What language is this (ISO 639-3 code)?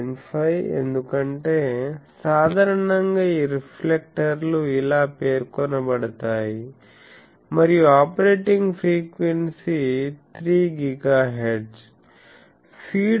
tel